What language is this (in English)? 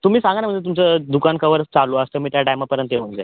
Marathi